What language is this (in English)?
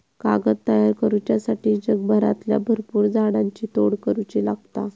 Marathi